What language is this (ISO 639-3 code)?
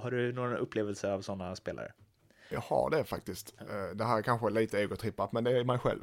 swe